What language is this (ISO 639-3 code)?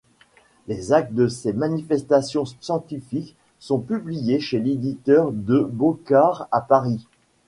fra